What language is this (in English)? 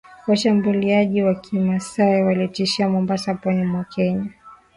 Swahili